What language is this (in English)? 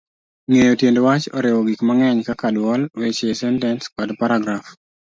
Luo (Kenya and Tanzania)